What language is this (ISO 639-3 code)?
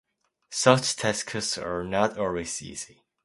eng